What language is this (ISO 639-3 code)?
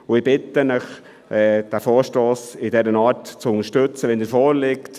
gsw